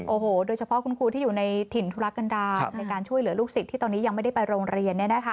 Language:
Thai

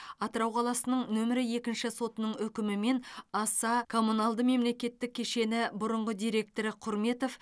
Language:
Kazakh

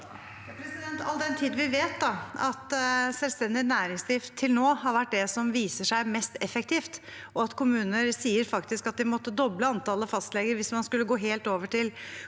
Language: Norwegian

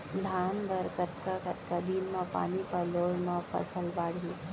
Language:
Chhattisgarhi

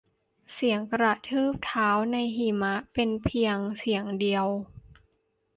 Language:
Thai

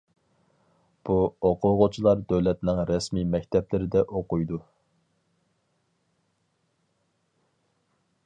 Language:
Uyghur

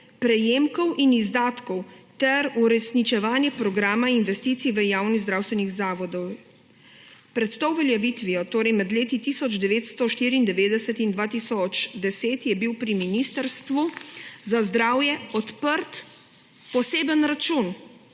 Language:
Slovenian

